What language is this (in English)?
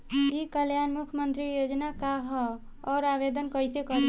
Bhojpuri